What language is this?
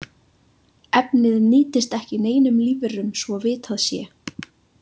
Icelandic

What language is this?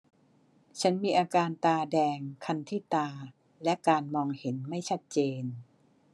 Thai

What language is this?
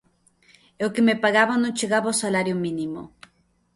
Galician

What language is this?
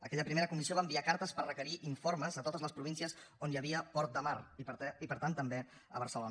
Catalan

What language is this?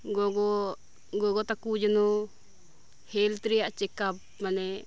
Santali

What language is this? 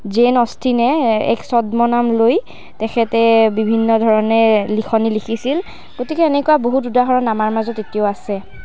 Assamese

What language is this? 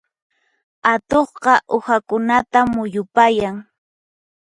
Puno Quechua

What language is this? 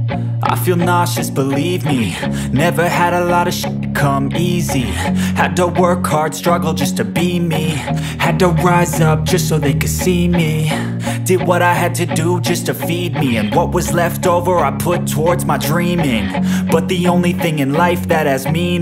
English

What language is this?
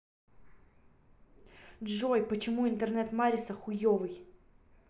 Russian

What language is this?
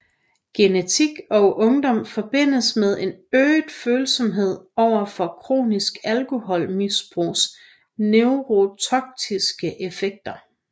Danish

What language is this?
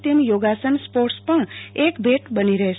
Gujarati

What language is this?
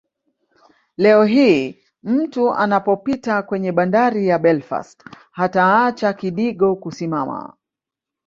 Swahili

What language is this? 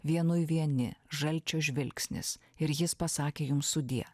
Lithuanian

